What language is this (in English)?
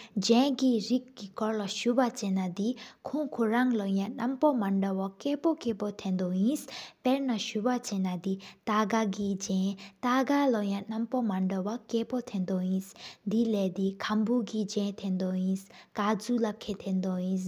Sikkimese